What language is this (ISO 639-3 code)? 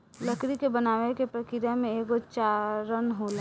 bho